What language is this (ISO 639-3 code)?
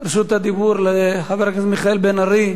heb